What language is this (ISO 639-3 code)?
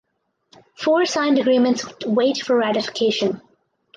eng